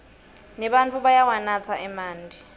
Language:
Swati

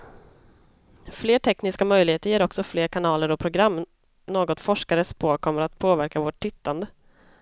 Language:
Swedish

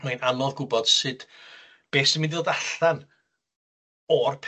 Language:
Welsh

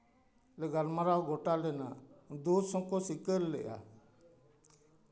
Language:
Santali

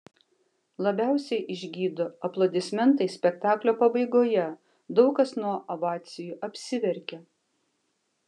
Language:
Lithuanian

